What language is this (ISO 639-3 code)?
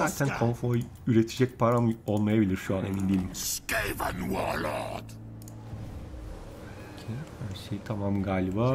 tur